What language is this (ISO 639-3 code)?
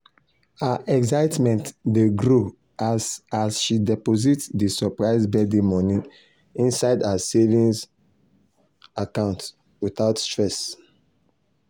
pcm